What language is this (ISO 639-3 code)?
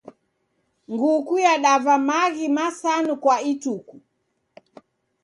dav